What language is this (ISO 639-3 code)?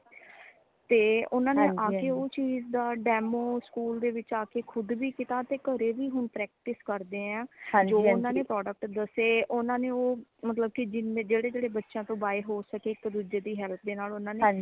pan